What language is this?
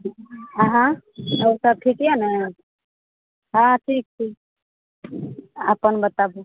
Maithili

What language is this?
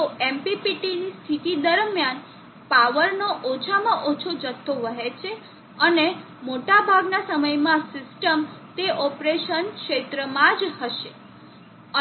Gujarati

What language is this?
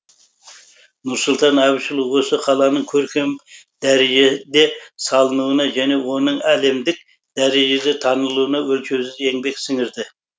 Kazakh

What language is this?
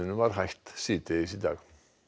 Icelandic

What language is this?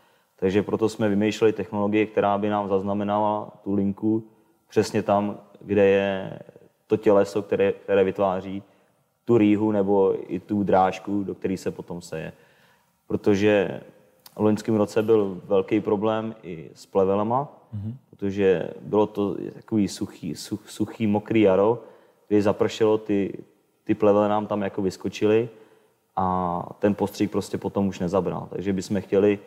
Czech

